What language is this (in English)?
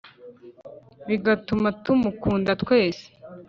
Kinyarwanda